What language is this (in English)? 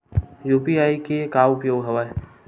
Chhattisgarhi